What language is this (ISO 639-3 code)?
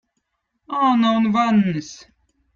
vot